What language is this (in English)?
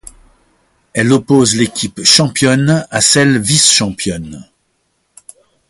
French